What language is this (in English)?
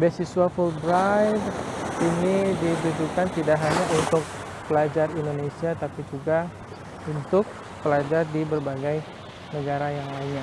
Indonesian